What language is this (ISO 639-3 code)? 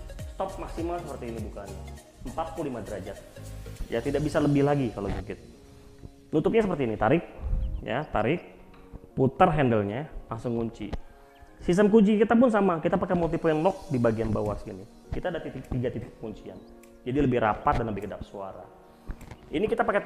ind